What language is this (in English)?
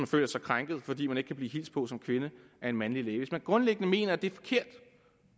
Danish